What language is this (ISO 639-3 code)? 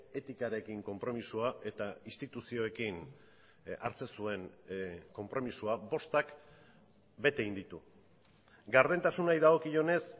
eus